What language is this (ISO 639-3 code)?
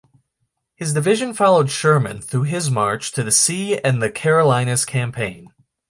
eng